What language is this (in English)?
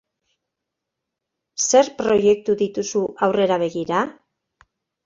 Basque